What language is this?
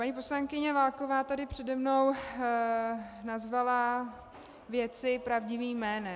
Czech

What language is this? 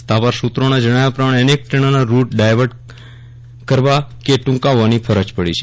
Gujarati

